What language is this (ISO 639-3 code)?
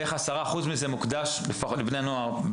heb